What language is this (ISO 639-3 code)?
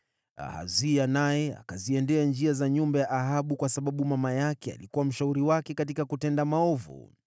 swa